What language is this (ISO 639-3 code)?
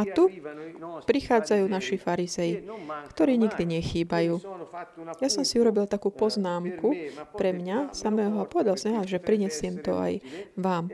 slk